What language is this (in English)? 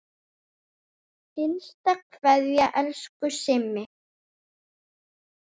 Icelandic